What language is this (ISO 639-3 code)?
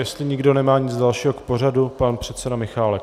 ces